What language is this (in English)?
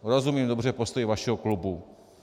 Czech